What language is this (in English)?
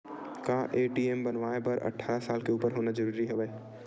Chhattisgarhi